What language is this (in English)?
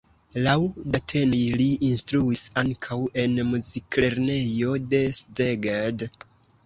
Esperanto